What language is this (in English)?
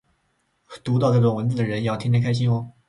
Chinese